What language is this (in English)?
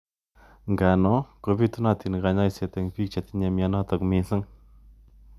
Kalenjin